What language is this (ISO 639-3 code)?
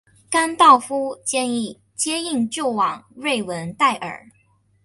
zho